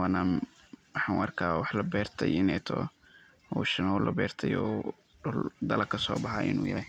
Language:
Somali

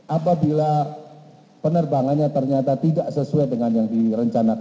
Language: Indonesian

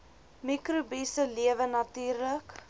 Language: Afrikaans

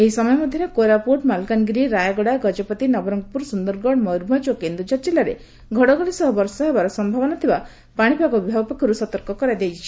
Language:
Odia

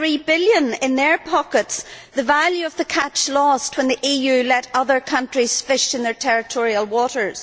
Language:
English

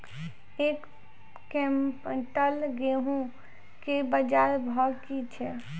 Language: Maithili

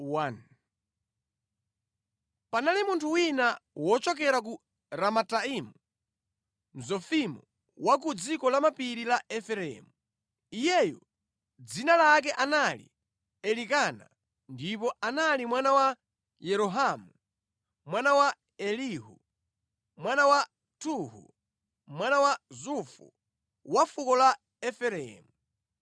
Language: Nyanja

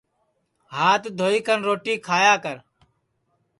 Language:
Sansi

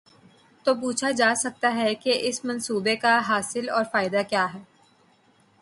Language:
Urdu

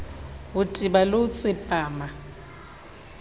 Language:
Southern Sotho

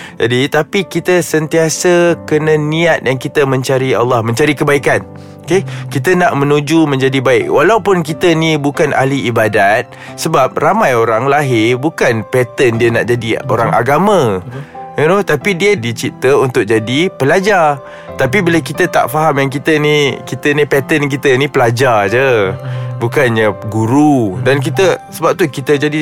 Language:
Malay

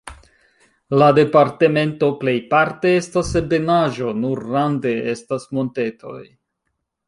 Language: Esperanto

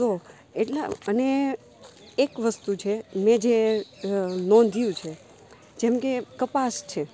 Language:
Gujarati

